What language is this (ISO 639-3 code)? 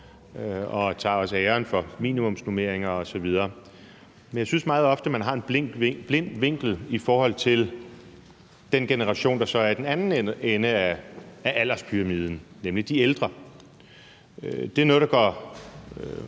dan